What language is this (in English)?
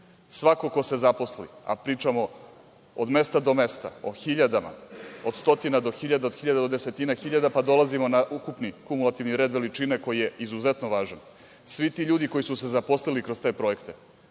Serbian